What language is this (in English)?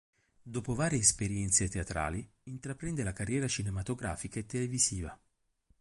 Italian